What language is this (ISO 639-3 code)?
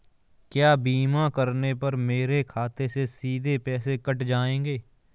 hin